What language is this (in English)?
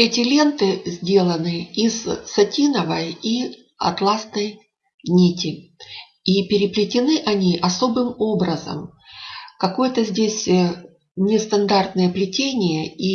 Russian